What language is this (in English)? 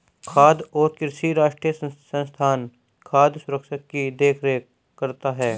Hindi